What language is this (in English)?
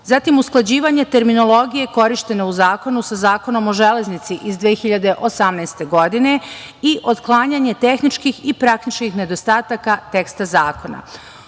Serbian